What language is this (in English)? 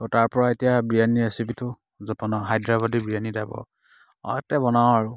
Assamese